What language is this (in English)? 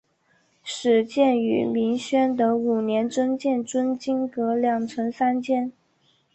Chinese